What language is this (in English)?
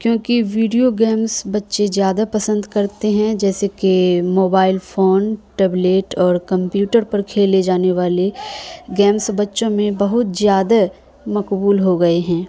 Urdu